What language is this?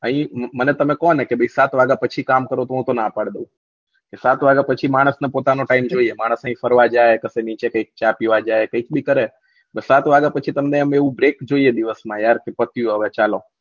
Gujarati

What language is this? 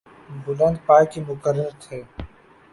Urdu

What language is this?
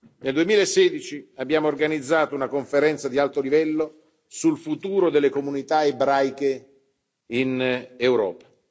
Italian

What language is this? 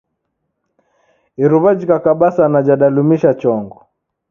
Taita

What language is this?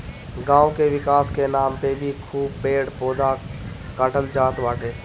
Bhojpuri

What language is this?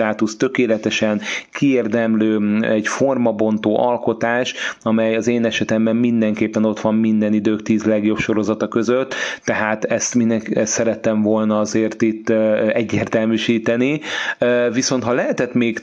Hungarian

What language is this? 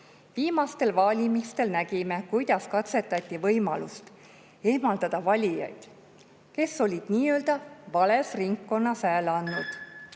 Estonian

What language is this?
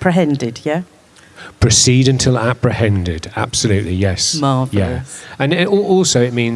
English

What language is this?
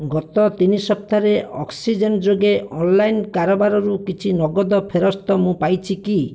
Odia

